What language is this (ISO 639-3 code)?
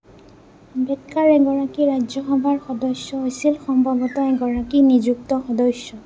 asm